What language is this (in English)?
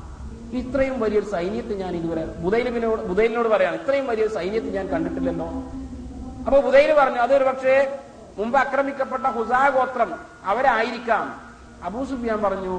Malayalam